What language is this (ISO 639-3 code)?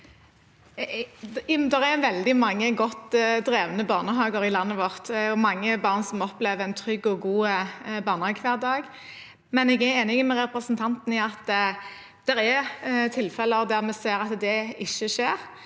nor